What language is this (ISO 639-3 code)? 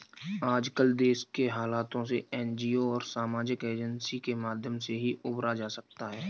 hin